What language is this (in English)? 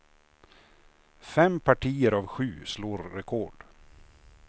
Swedish